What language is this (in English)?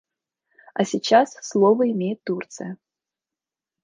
Russian